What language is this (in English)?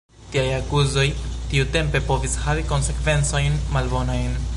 Esperanto